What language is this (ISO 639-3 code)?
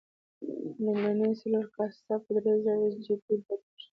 pus